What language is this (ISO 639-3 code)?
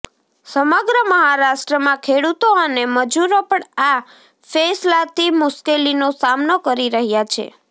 guj